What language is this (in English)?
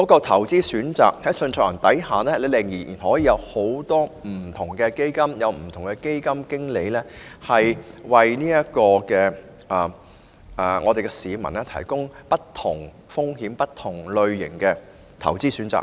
Cantonese